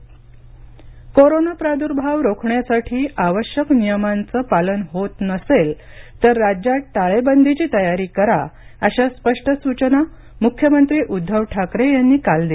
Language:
Marathi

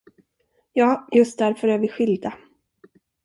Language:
Swedish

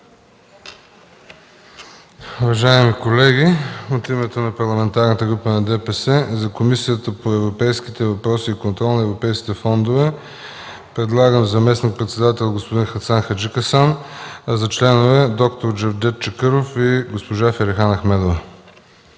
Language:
Bulgarian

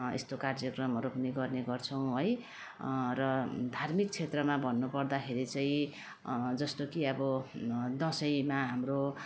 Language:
Nepali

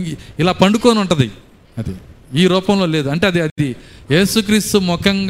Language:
Telugu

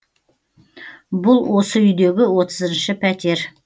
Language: Kazakh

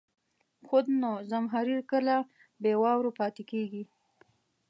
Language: Pashto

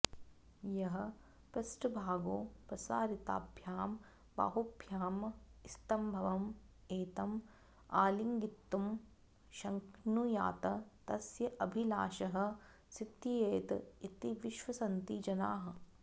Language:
Sanskrit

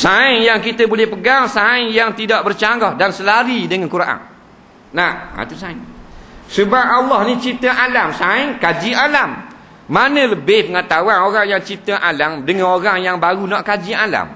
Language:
Malay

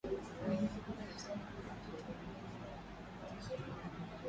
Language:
Swahili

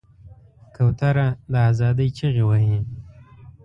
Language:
Pashto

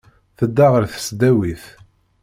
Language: Kabyle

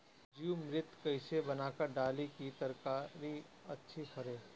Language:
Bhojpuri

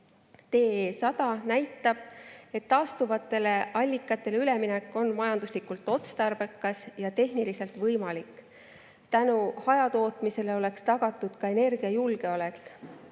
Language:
Estonian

